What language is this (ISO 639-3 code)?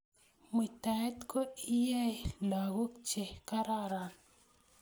kln